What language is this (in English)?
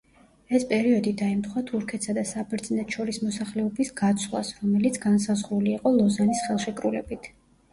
Georgian